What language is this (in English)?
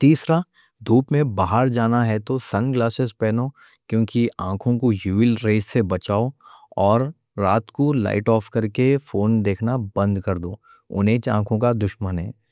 Deccan